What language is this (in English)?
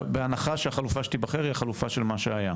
Hebrew